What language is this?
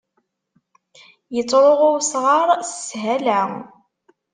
Kabyle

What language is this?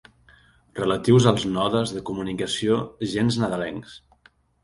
Catalan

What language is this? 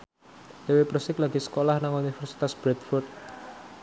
Javanese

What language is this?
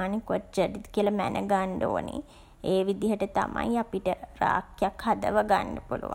Sinhala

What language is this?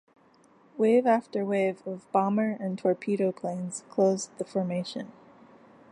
English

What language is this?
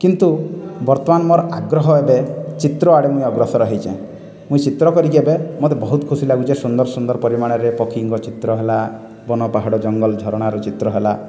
Odia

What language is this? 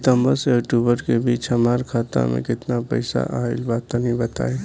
Bhojpuri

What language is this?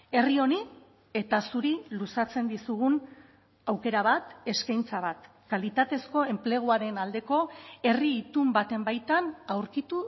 Basque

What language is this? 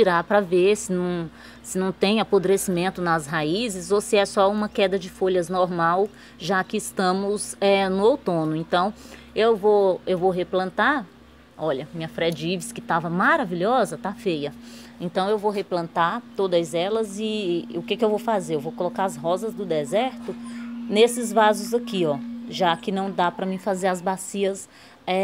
Portuguese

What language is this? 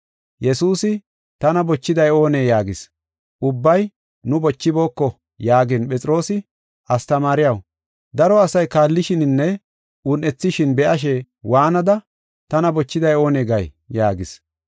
Gofa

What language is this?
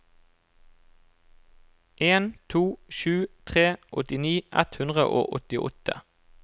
Norwegian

